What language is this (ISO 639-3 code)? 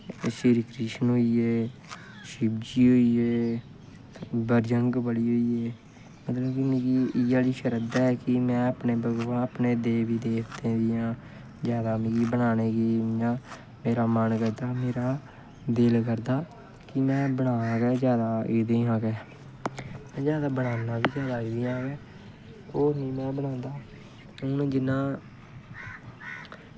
doi